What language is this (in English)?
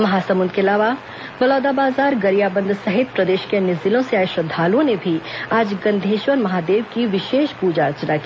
Hindi